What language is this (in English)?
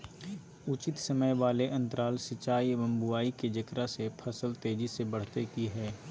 Magahi